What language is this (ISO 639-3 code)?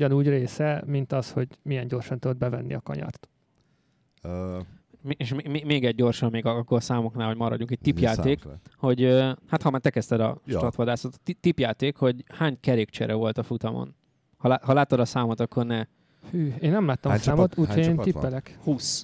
hun